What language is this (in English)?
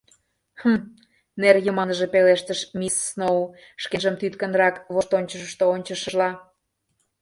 Mari